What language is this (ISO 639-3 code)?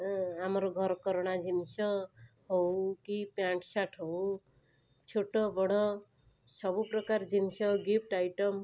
ori